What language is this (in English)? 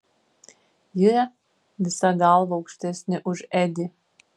Lithuanian